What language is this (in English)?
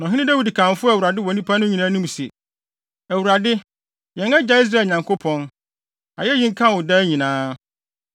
Akan